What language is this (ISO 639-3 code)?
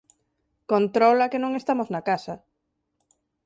glg